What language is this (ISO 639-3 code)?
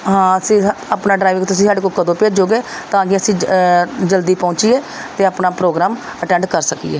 pan